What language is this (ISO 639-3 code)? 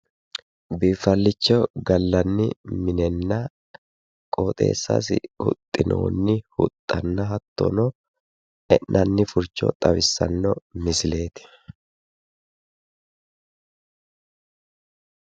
sid